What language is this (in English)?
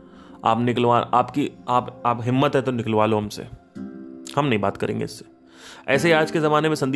Hindi